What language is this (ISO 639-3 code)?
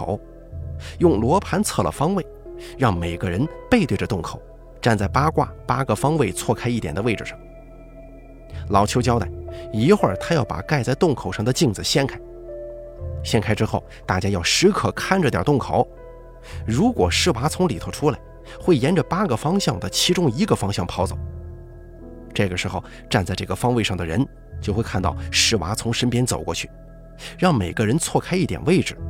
zho